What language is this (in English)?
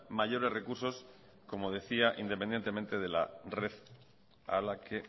Spanish